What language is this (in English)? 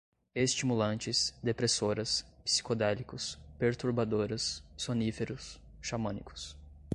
Portuguese